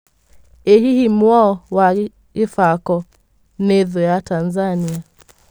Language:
Kikuyu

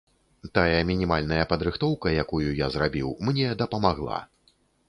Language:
Belarusian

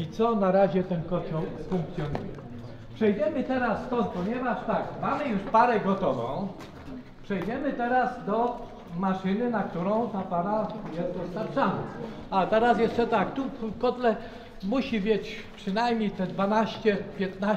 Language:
Polish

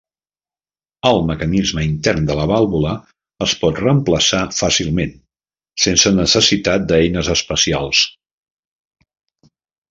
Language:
Catalan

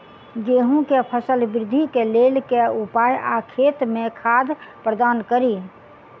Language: Maithili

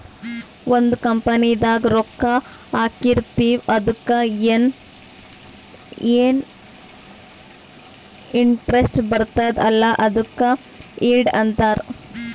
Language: Kannada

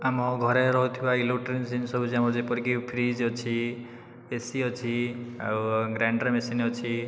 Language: Odia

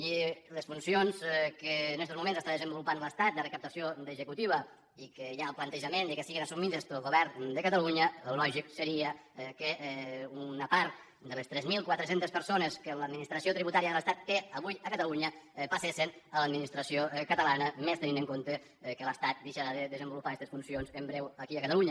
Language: Catalan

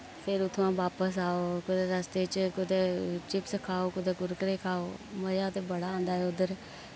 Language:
Dogri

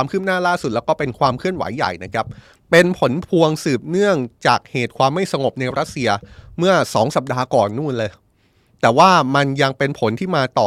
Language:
Thai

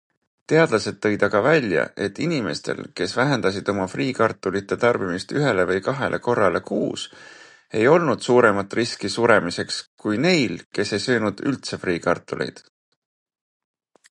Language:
Estonian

